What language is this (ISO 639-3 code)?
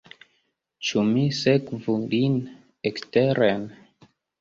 epo